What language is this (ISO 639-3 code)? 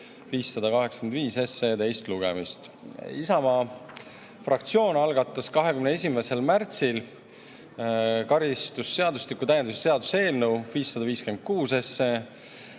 est